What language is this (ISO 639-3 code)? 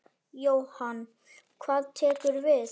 isl